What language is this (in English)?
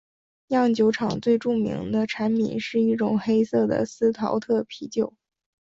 Chinese